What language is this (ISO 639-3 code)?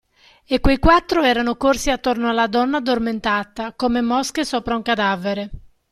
ita